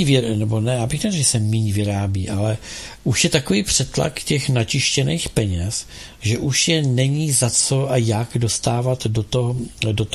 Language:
Czech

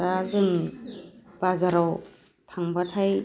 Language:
Bodo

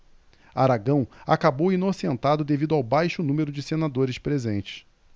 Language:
Portuguese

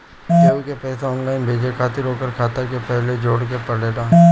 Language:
Bhojpuri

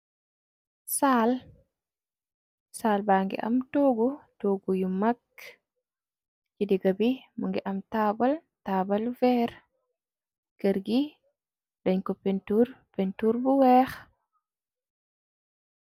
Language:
Wolof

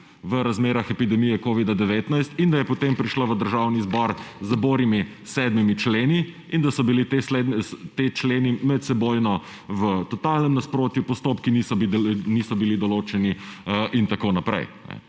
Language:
Slovenian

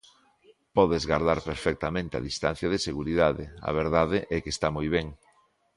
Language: Galician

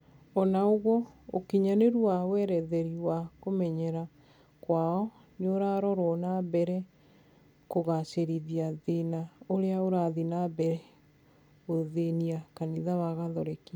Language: Kikuyu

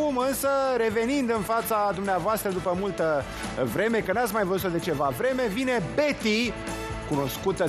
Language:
Romanian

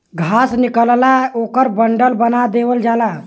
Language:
Bhojpuri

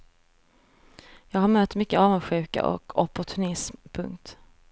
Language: Swedish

